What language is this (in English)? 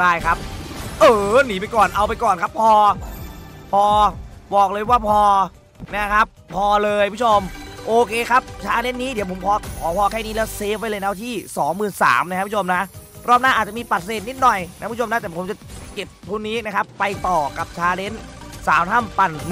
Thai